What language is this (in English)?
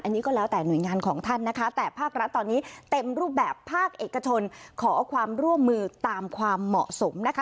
Thai